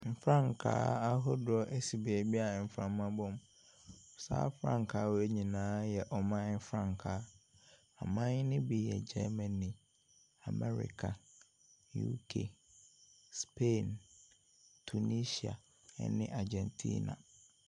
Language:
Akan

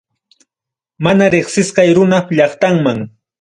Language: Ayacucho Quechua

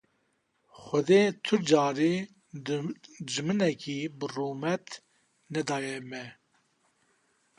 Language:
Kurdish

